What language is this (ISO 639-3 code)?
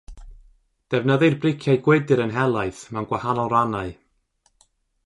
cym